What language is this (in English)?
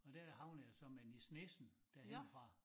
Danish